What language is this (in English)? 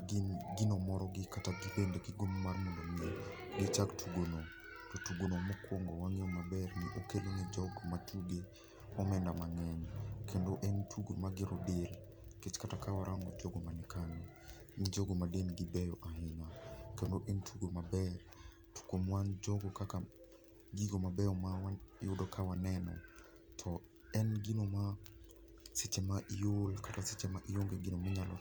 Luo (Kenya and Tanzania)